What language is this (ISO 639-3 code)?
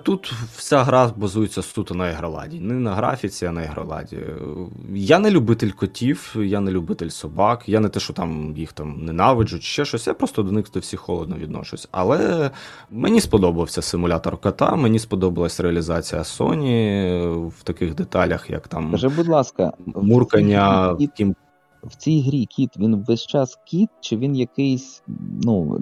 ukr